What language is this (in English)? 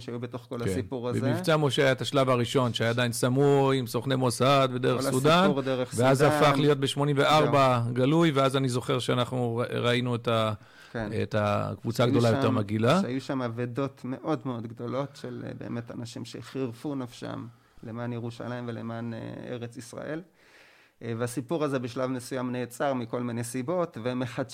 Hebrew